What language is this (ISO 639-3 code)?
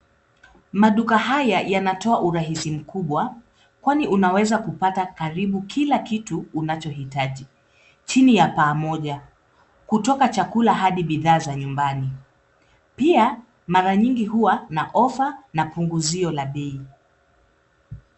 swa